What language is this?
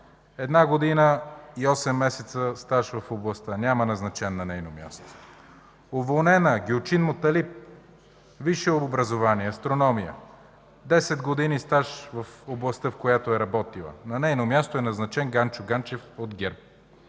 Bulgarian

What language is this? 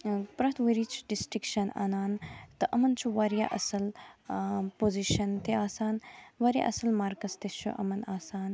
Kashmiri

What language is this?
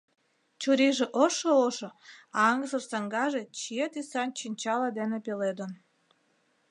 Mari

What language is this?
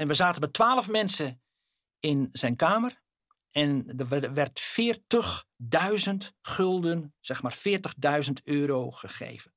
Dutch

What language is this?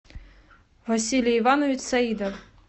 Russian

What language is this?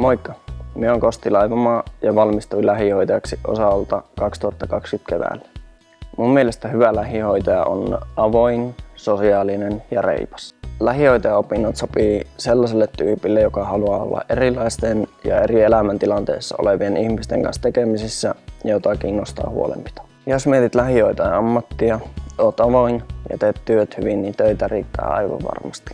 Finnish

